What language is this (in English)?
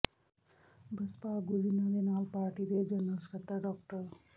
Punjabi